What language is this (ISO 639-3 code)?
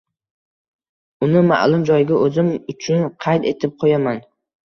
uzb